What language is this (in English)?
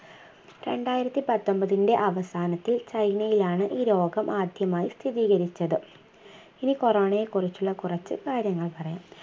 Malayalam